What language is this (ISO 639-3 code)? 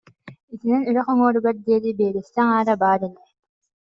sah